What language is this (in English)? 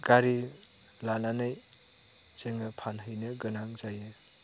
Bodo